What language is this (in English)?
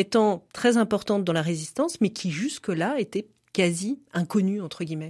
French